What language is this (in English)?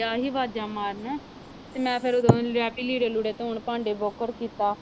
Punjabi